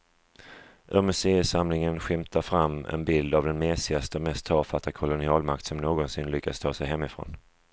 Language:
Swedish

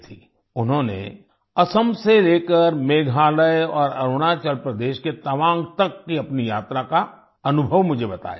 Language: Hindi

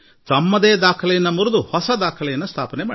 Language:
Kannada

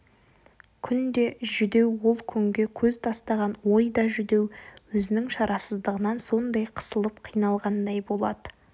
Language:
Kazakh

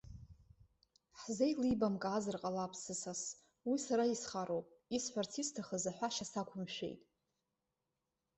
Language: Abkhazian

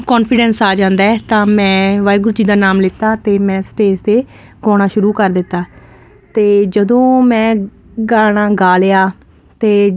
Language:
Punjabi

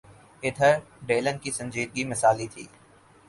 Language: Urdu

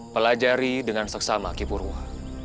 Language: Indonesian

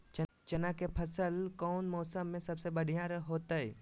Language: Magahi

